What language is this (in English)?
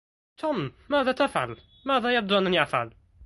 Arabic